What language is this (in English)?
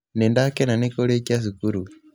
Kikuyu